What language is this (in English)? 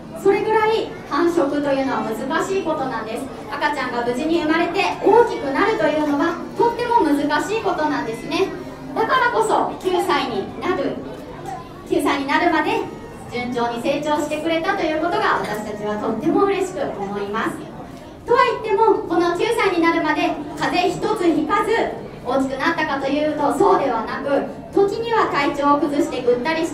Japanese